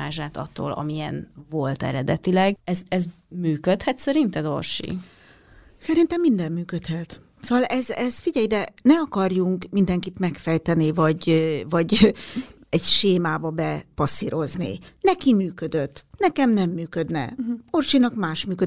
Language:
Hungarian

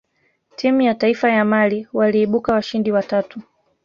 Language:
Swahili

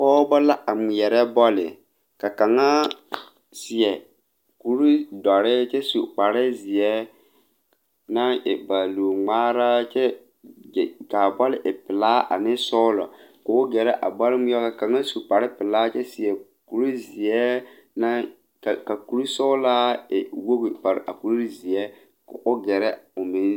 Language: Southern Dagaare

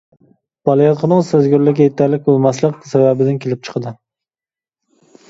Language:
Uyghur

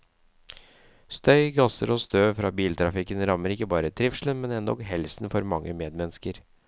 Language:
Norwegian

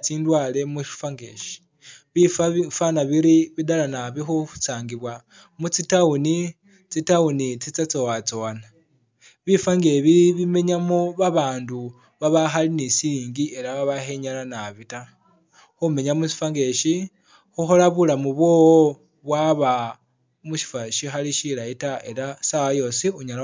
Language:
Masaaba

